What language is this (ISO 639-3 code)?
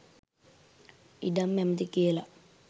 sin